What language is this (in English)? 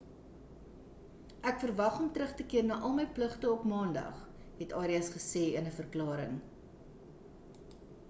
Afrikaans